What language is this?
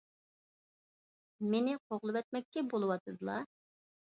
Uyghur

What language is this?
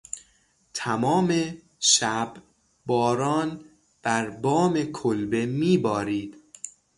Persian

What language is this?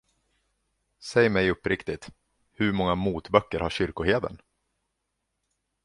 Swedish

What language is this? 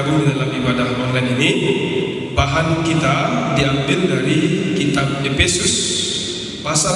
Indonesian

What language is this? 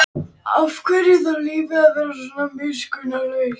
Icelandic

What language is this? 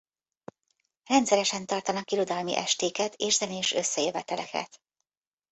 Hungarian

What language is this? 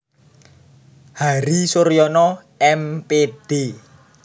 Javanese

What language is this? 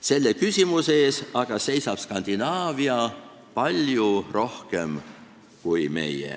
Estonian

